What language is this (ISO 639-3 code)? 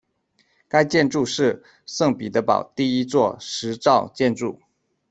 zho